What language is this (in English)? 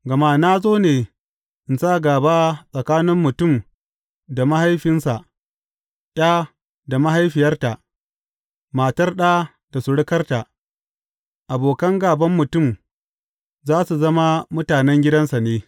Hausa